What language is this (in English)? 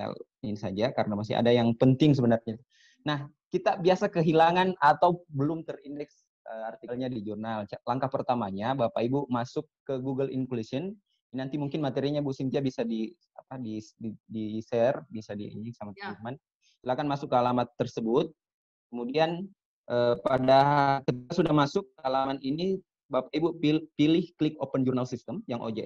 Indonesian